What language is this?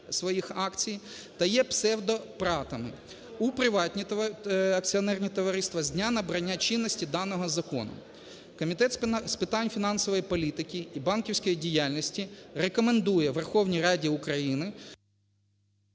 Ukrainian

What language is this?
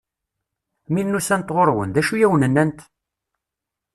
Kabyle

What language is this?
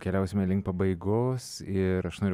Lithuanian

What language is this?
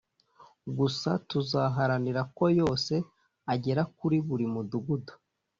Kinyarwanda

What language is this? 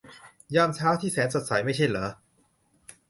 Thai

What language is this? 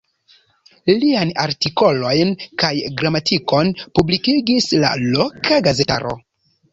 Esperanto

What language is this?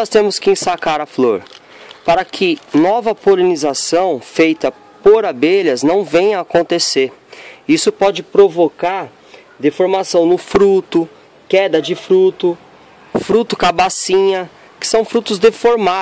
Portuguese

